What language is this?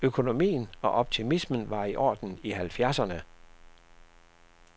Danish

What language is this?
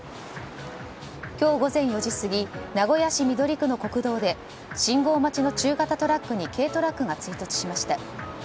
Japanese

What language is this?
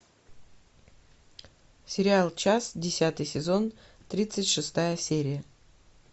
Russian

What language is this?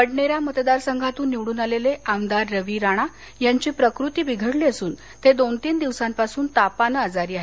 Marathi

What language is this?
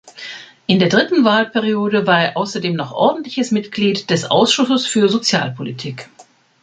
German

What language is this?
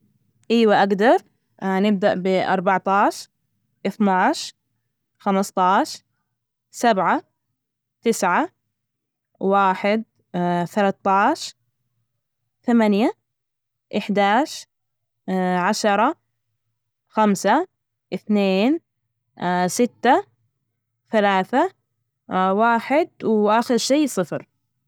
Najdi Arabic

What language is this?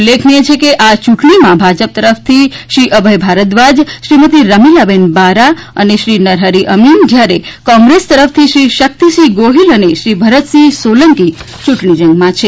Gujarati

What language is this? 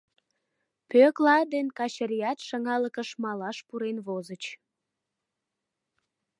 Mari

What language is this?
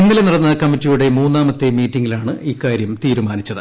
Malayalam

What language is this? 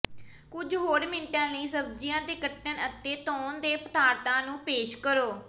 Punjabi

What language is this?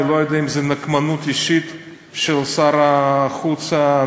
Hebrew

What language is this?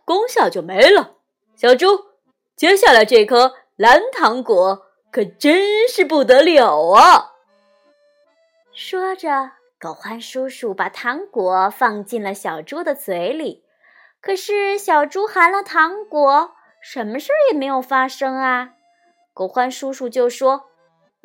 Chinese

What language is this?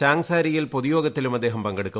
Malayalam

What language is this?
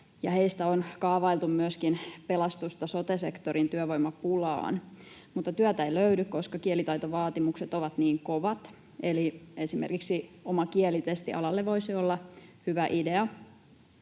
Finnish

